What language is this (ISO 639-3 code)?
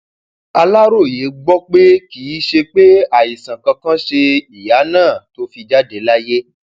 yor